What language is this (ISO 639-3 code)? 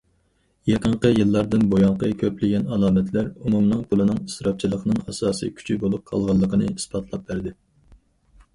uig